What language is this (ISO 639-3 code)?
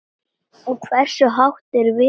isl